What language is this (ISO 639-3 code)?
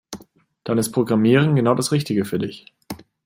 deu